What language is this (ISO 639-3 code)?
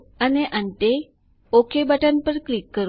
guj